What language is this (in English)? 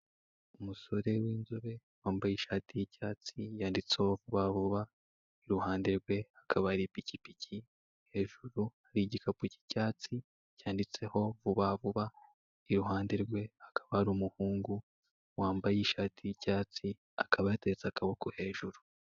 Kinyarwanda